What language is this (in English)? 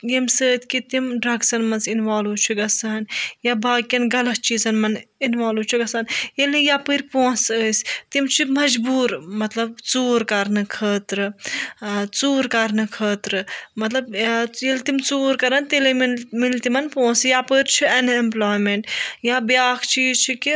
Kashmiri